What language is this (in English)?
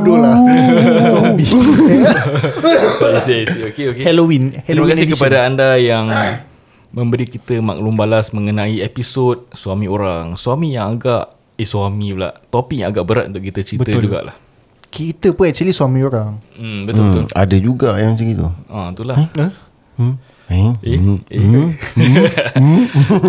Malay